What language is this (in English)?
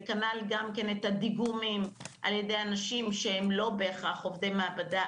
Hebrew